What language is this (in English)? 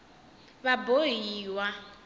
Tsonga